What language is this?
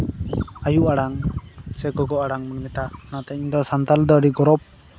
Santali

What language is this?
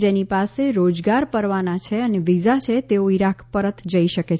Gujarati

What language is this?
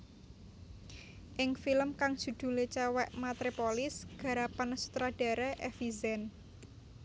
Javanese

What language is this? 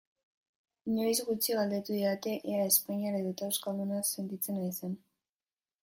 Basque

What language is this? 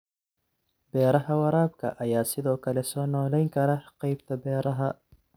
Somali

